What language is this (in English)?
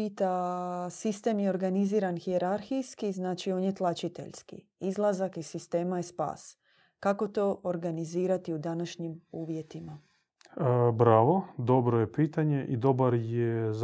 Croatian